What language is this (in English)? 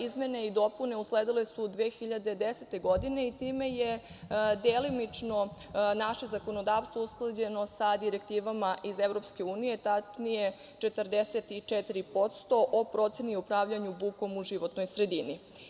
Serbian